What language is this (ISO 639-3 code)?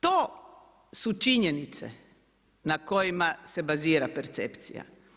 hrv